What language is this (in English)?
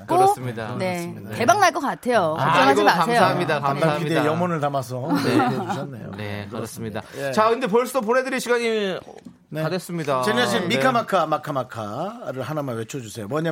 Korean